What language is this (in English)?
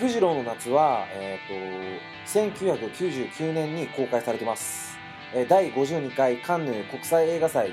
Japanese